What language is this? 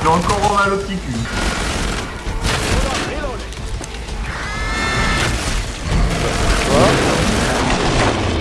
French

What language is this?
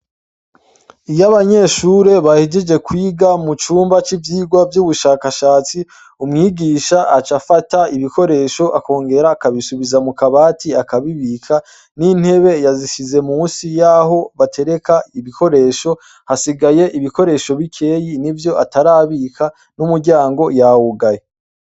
Rundi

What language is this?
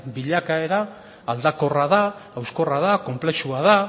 Basque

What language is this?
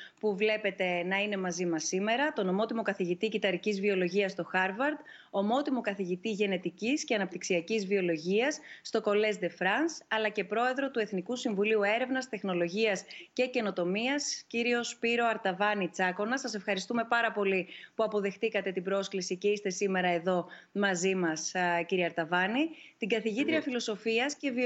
Greek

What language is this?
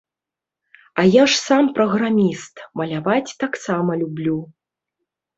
Belarusian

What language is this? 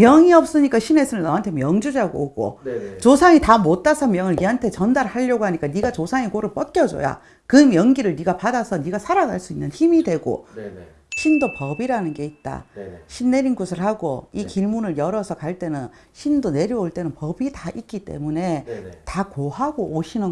Korean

